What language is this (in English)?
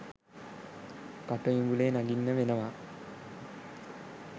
Sinhala